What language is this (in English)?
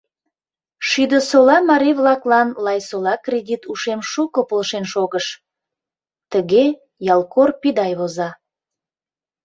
Mari